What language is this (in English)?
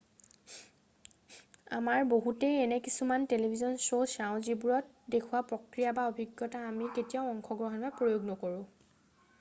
Assamese